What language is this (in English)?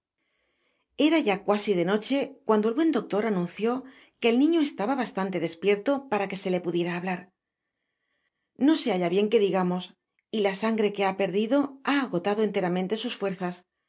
Spanish